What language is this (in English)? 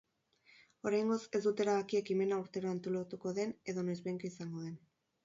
Basque